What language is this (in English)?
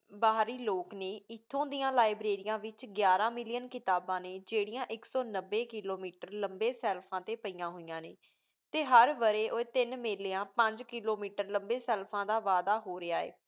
Punjabi